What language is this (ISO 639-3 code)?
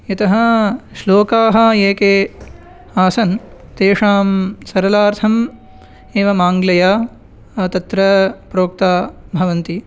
san